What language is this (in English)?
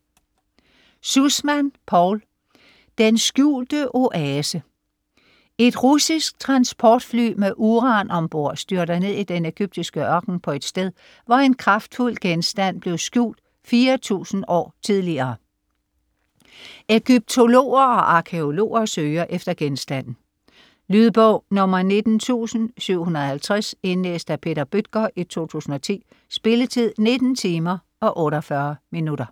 Danish